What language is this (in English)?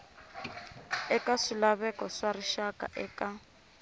Tsonga